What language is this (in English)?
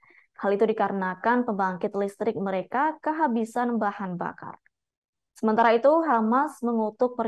Indonesian